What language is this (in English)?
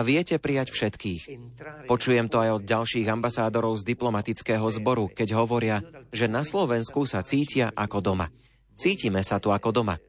Slovak